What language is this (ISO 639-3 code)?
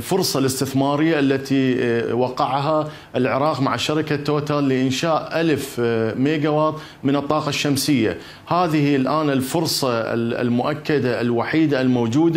ara